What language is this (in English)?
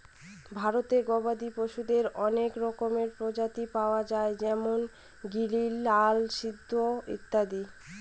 Bangla